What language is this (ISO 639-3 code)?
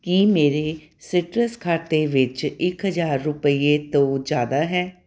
pan